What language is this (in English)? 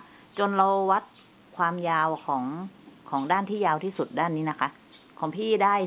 Thai